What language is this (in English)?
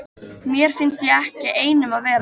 Icelandic